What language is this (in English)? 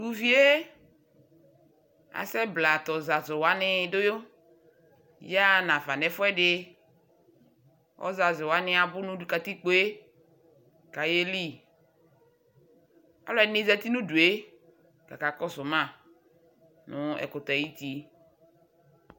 Ikposo